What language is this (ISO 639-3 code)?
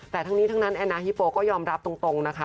tha